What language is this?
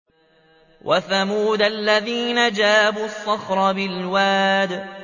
Arabic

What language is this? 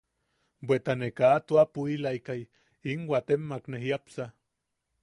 Yaqui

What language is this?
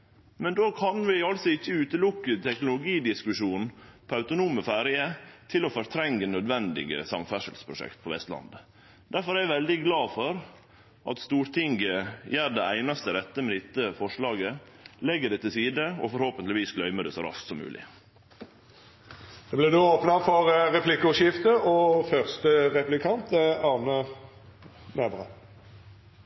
Norwegian Nynorsk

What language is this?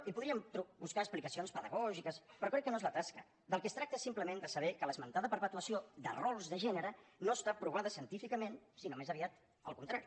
Catalan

